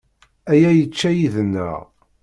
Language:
Kabyle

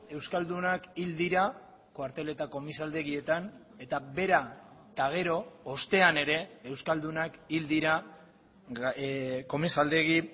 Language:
Basque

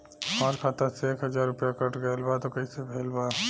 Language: Bhojpuri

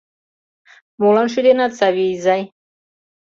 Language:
Mari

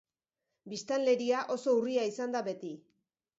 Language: Basque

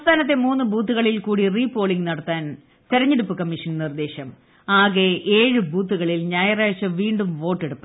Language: Malayalam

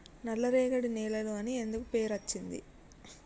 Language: Telugu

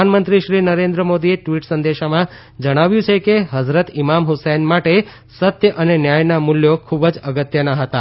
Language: Gujarati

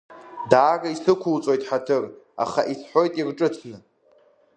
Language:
Abkhazian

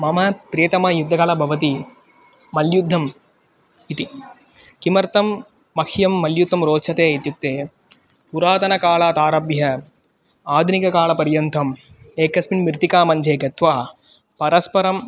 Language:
Sanskrit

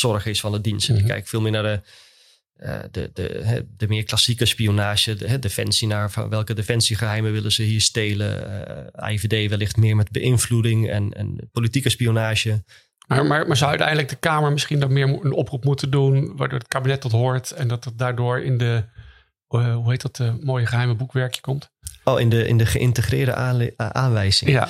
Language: Dutch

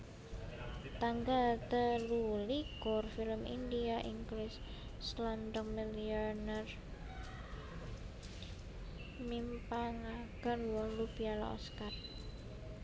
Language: Javanese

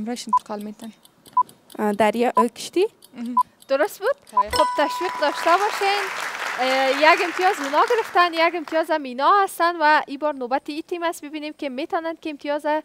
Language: Persian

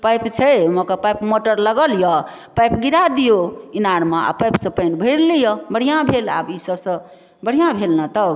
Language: Maithili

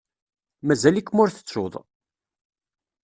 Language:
Kabyle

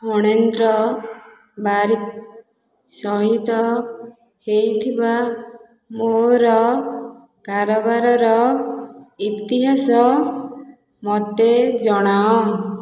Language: Odia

